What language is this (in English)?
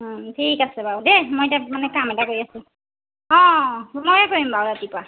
Assamese